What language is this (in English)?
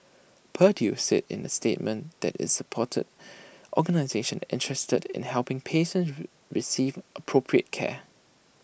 English